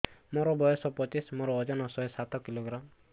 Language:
Odia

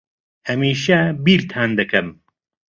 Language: Central Kurdish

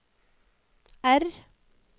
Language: Norwegian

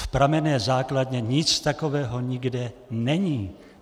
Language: Czech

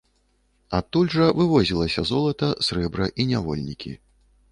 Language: Belarusian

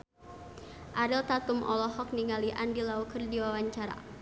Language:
Sundanese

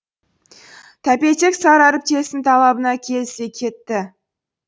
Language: Kazakh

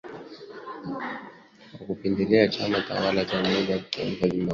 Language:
Swahili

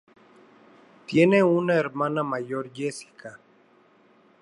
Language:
Spanish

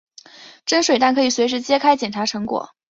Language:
Chinese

